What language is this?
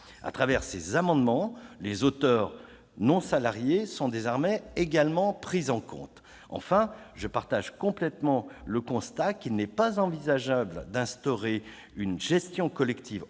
French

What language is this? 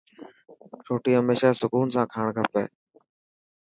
Dhatki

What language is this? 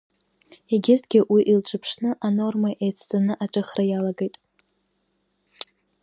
Abkhazian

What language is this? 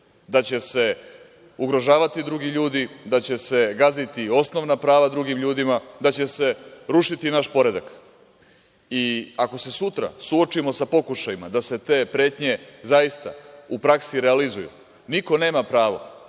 Serbian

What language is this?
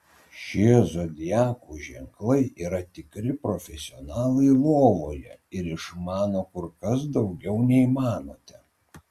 Lithuanian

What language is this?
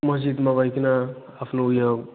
Nepali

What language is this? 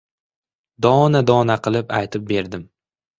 Uzbek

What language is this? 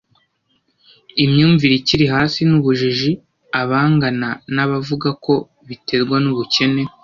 Kinyarwanda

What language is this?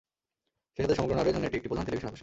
Bangla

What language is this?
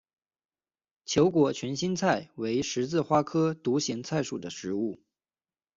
Chinese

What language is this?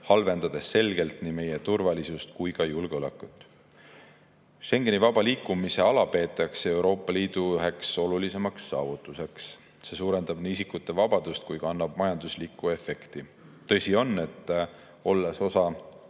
Estonian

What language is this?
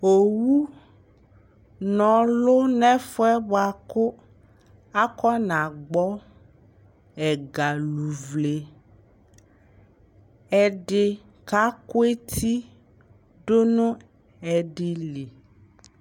Ikposo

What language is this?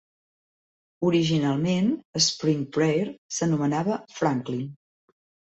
Catalan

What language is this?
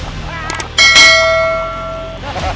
Indonesian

